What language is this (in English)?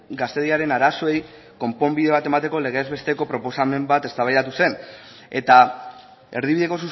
Basque